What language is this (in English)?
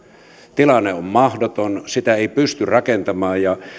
Finnish